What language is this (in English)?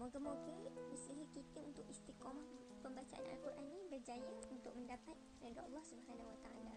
Malay